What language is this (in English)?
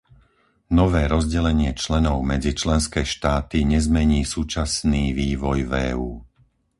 Slovak